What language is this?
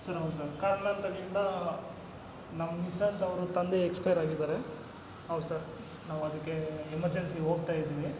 Kannada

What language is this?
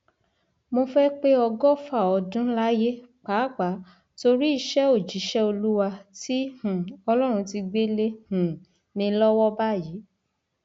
Yoruba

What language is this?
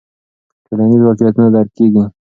Pashto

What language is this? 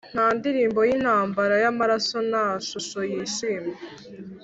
Kinyarwanda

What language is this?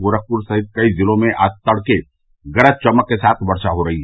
Hindi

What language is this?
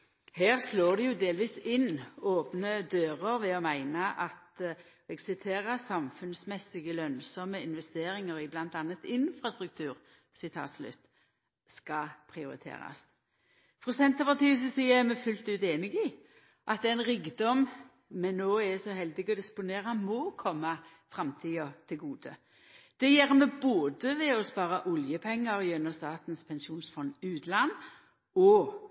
Norwegian Nynorsk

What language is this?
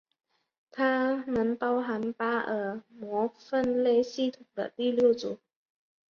Chinese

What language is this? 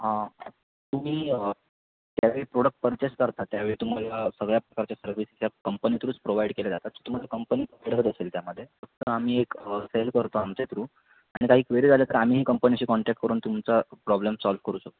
Marathi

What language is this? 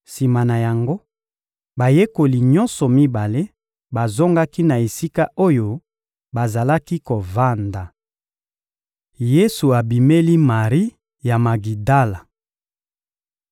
Lingala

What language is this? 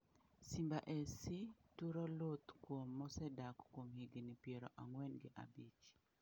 Luo (Kenya and Tanzania)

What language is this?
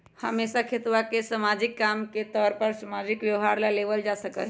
Magahi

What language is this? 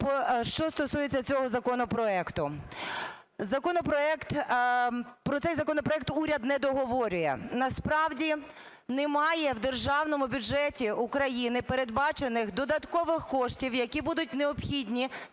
Ukrainian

